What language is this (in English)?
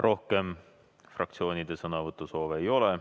Estonian